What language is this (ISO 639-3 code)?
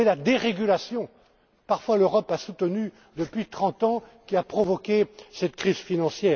fra